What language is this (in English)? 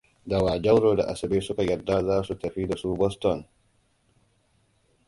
Hausa